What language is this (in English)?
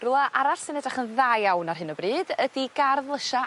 Welsh